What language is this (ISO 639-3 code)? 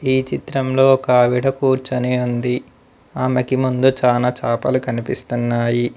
tel